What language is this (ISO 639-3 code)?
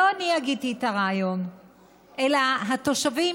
heb